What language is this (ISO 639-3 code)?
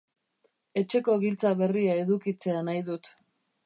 eus